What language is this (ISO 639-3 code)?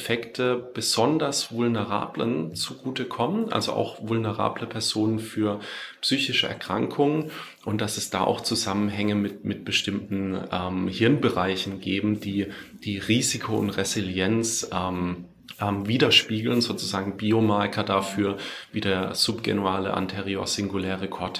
deu